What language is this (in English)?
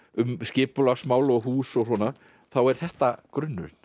Icelandic